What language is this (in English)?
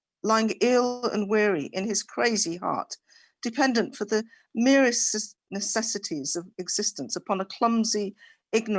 English